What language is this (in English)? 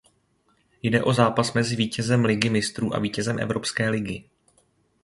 Czech